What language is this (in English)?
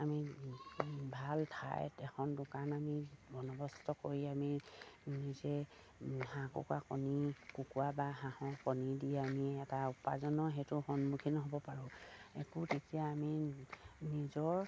Assamese